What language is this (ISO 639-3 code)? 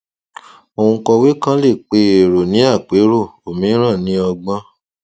yor